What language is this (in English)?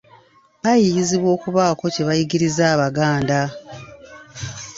Ganda